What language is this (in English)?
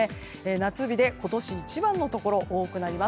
Japanese